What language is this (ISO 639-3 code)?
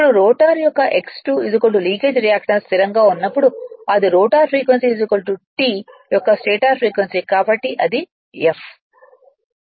tel